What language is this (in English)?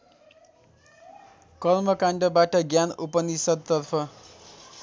Nepali